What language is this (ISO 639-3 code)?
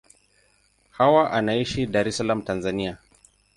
swa